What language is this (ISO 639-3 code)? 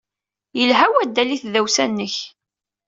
kab